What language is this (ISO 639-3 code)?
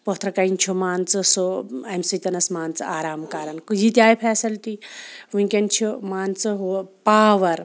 kas